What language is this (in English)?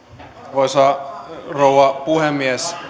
Finnish